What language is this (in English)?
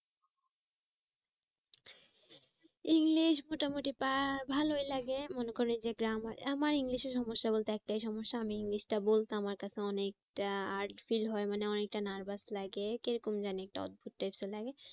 Bangla